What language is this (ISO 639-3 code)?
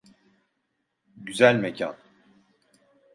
tur